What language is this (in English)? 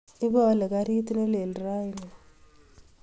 Kalenjin